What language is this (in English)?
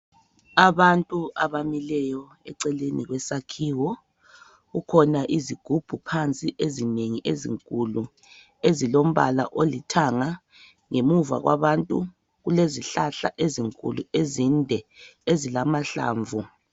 North Ndebele